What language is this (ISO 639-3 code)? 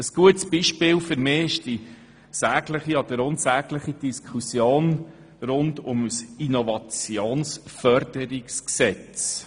gsw